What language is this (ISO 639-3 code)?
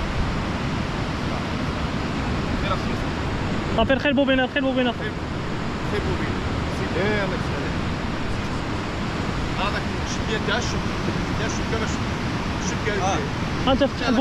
ara